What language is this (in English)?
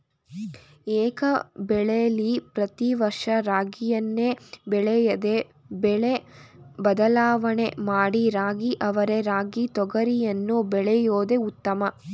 Kannada